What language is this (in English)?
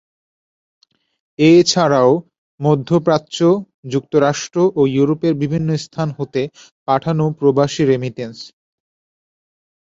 Bangla